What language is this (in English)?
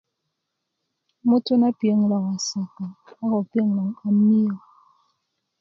Kuku